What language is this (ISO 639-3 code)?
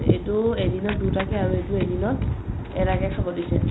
asm